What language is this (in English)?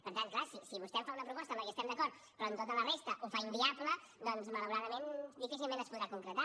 Catalan